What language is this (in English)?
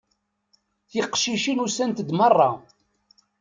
Kabyle